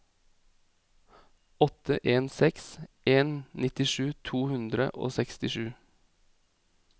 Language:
Norwegian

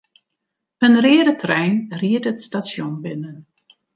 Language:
Western Frisian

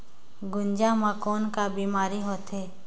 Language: Chhattisgarhi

